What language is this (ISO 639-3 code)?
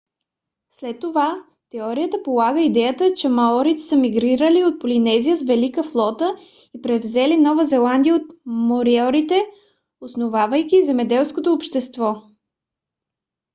bul